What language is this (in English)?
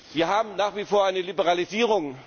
German